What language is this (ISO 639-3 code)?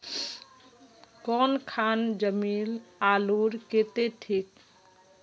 mag